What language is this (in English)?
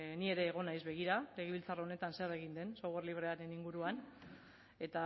Basque